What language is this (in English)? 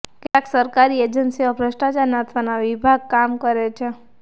Gujarati